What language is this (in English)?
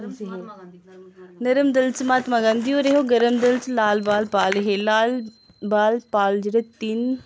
Dogri